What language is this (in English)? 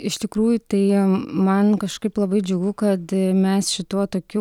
Lithuanian